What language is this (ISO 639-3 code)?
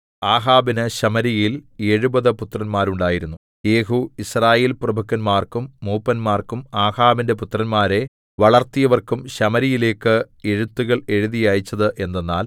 mal